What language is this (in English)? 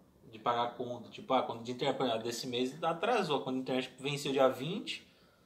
Portuguese